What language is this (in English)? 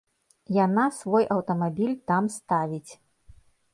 Belarusian